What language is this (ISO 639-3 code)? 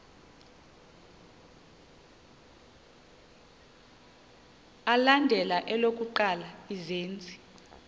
xho